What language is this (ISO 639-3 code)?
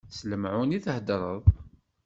kab